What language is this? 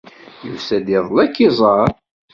Kabyle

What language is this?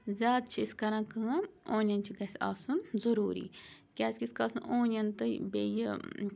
Kashmiri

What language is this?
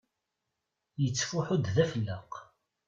Kabyle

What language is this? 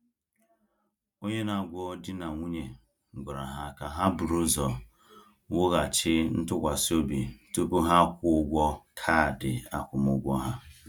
Igbo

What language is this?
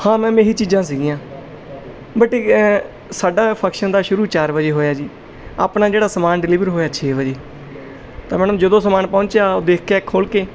Punjabi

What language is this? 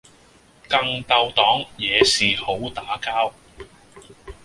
Cantonese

